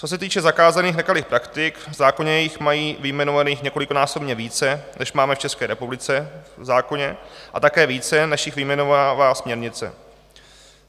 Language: Czech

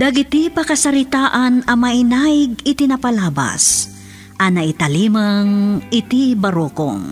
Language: Filipino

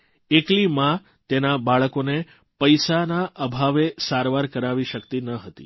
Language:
Gujarati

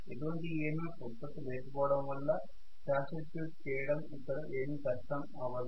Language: Telugu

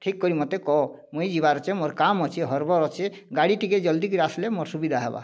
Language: Odia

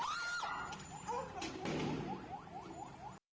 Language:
Indonesian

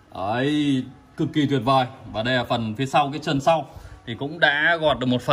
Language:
Vietnamese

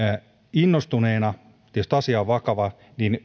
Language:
Finnish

